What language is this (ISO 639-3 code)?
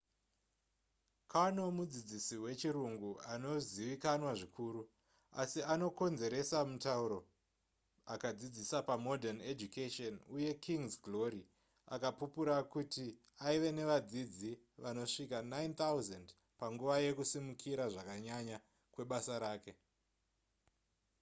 sna